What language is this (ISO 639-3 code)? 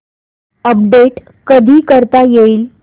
mar